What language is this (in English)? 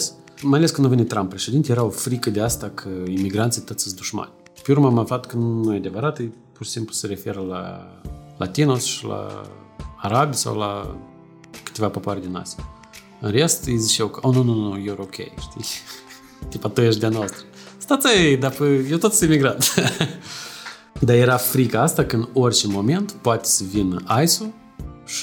Romanian